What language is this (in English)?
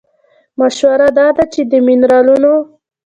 Pashto